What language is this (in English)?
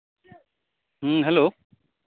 Santali